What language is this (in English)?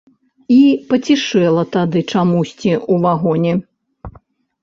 Belarusian